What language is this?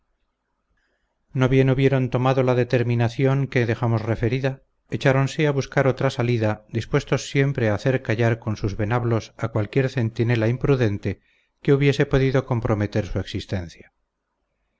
Spanish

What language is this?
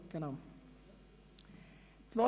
Swiss German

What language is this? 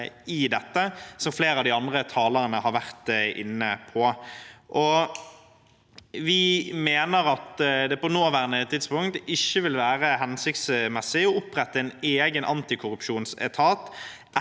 Norwegian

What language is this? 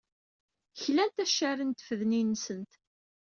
Kabyle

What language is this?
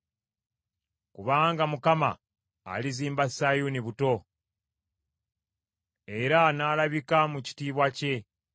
Ganda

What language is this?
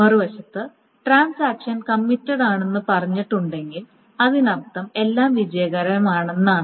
Malayalam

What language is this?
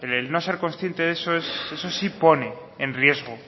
Spanish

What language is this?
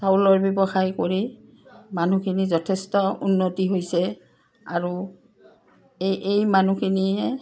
Assamese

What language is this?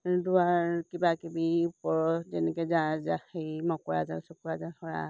Assamese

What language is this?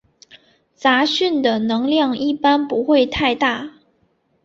Chinese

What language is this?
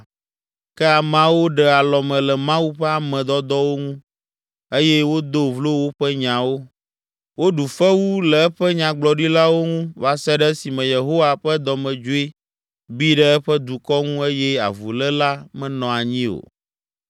Ewe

